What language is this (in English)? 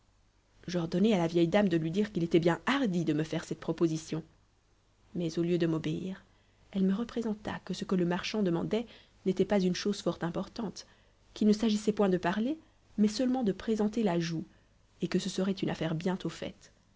French